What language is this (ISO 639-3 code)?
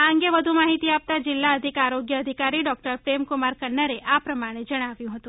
guj